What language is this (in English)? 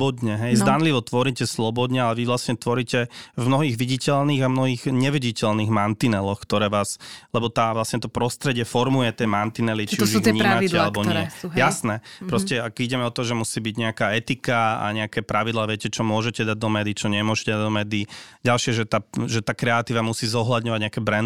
Slovak